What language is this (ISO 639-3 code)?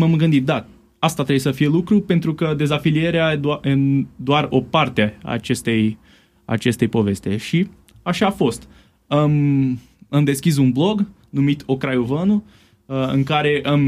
ron